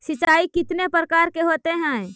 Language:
Magahi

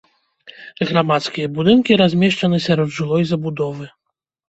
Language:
Belarusian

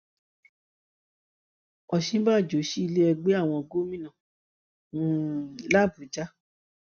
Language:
Yoruba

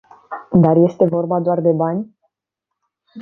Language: Romanian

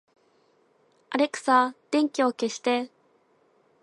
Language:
Japanese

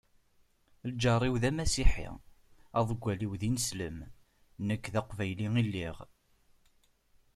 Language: Kabyle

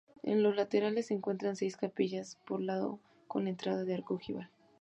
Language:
Spanish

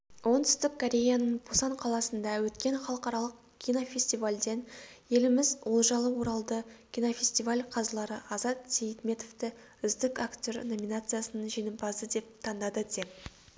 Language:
Kazakh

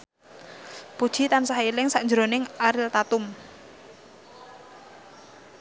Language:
Javanese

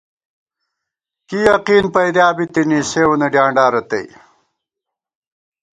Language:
Gawar-Bati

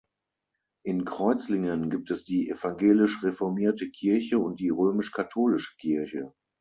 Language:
German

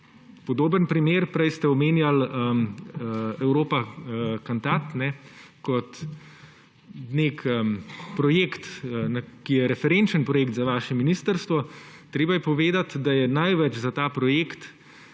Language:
Slovenian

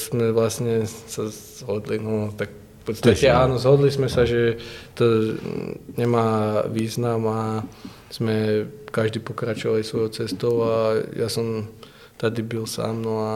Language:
Czech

